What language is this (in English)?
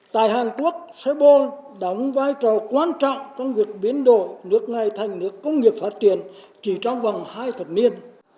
Vietnamese